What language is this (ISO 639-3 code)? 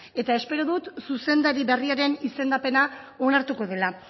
eus